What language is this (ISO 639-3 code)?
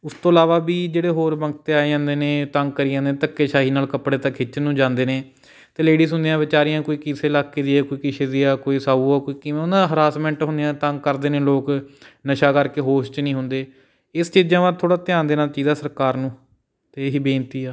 pan